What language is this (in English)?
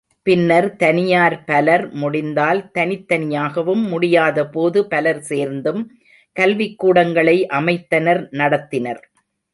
Tamil